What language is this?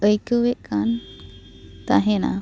Santali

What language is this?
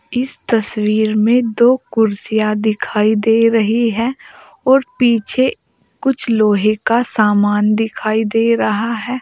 Hindi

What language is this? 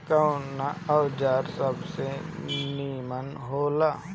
Bhojpuri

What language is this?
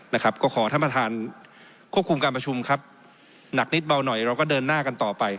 Thai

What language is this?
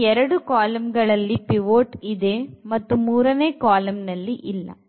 Kannada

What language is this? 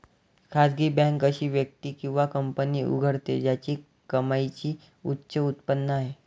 Marathi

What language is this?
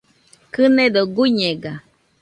Nüpode Huitoto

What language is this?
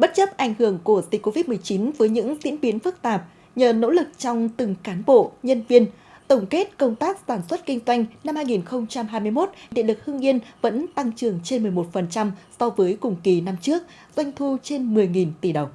Vietnamese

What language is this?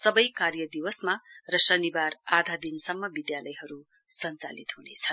Nepali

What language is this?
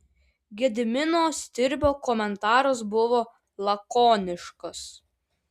Lithuanian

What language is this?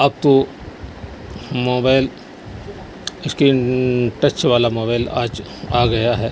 Urdu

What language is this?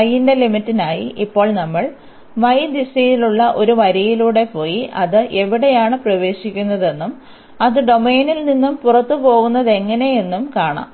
Malayalam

